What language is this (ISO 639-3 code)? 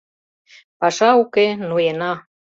chm